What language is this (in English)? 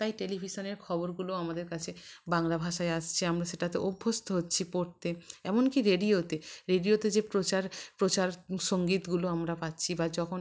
Bangla